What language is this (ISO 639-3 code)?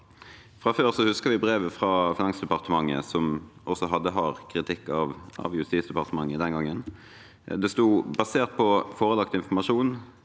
nor